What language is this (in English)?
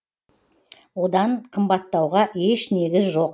Kazakh